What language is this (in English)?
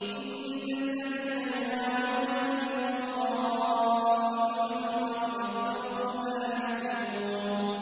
Arabic